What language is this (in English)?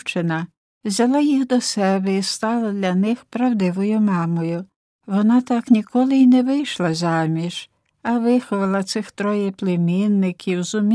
Ukrainian